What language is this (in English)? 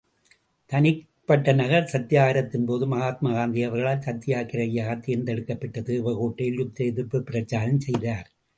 Tamil